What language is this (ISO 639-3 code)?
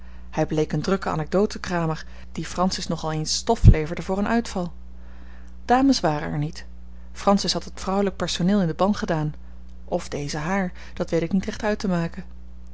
nld